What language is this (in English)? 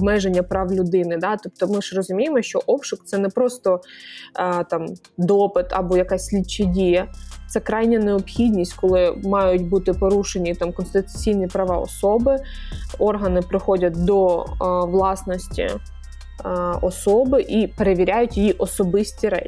Ukrainian